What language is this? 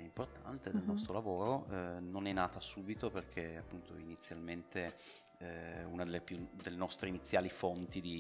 Italian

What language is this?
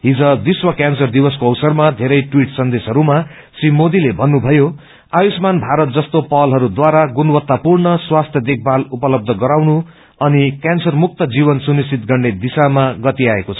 Nepali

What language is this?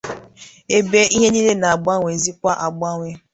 Igbo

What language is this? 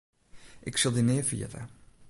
Western Frisian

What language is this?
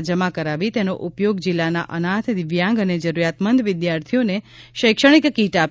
Gujarati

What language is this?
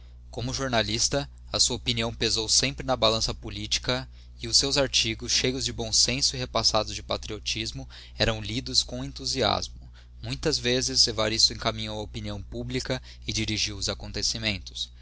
Portuguese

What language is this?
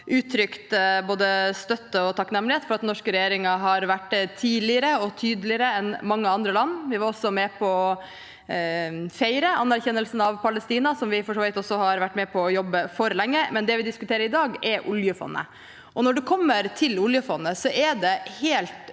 Norwegian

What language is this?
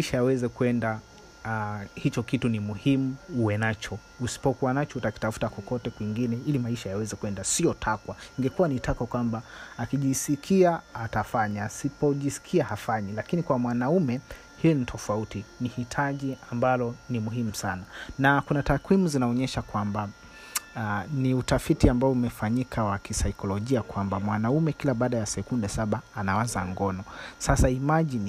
Swahili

